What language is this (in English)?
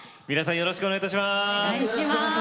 Japanese